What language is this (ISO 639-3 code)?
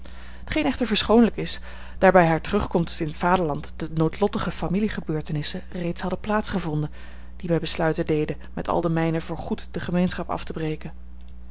nld